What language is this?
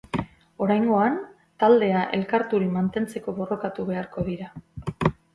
Basque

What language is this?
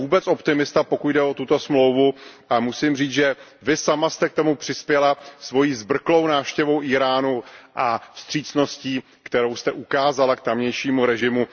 Czech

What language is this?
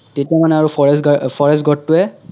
Assamese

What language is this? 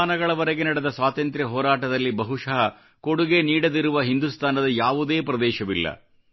Kannada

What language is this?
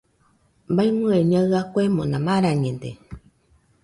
Nüpode Huitoto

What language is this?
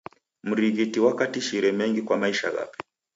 Taita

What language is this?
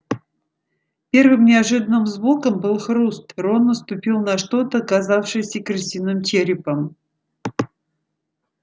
Russian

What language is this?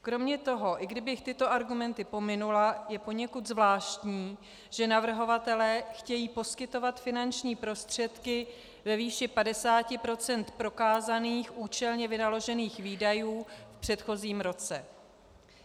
Czech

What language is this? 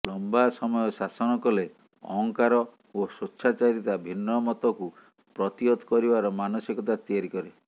Odia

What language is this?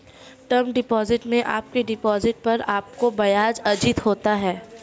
Hindi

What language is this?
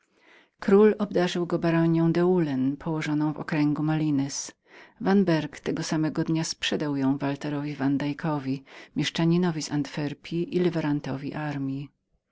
Polish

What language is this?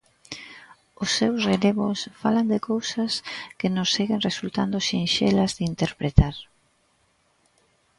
Galician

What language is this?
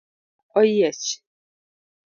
Luo (Kenya and Tanzania)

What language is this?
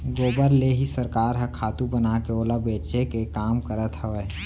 Chhattisgarhi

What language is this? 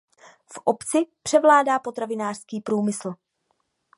Czech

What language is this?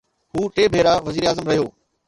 Sindhi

